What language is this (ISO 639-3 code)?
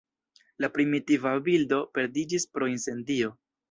epo